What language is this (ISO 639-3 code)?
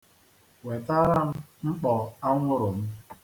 ibo